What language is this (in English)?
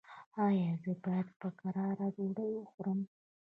Pashto